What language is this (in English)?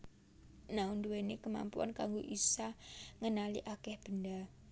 Javanese